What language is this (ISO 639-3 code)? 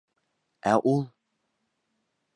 bak